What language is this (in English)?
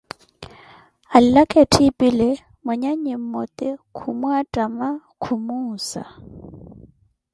Koti